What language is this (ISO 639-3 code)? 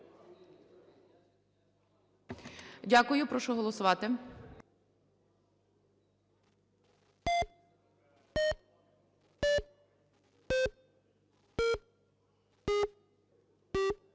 ukr